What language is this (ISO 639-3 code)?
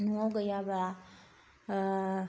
brx